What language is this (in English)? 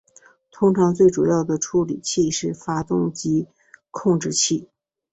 Chinese